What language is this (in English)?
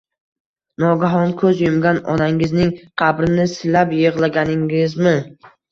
Uzbek